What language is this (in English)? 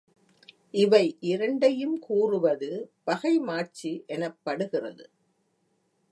Tamil